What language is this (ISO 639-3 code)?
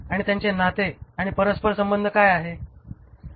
mar